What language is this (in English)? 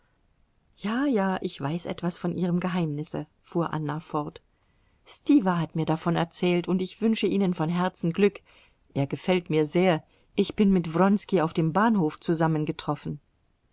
German